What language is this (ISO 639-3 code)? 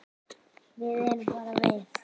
isl